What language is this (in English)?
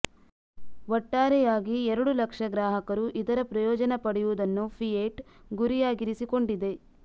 Kannada